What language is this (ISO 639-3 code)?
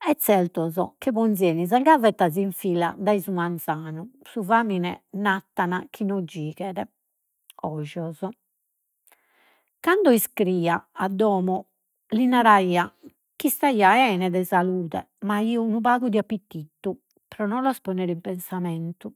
srd